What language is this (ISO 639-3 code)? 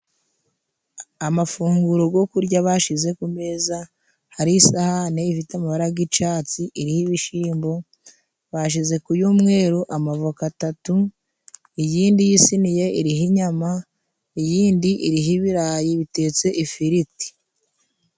kin